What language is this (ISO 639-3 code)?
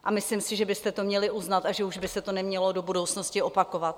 ces